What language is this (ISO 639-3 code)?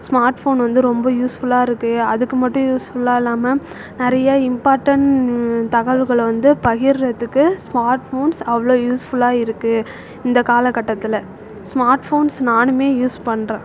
tam